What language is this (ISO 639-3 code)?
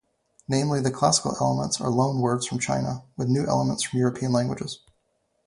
eng